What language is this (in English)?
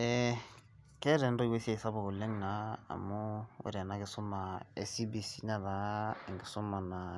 Masai